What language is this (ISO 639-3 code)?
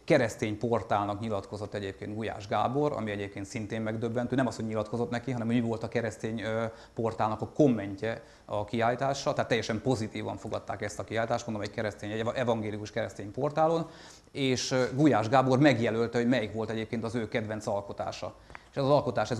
hun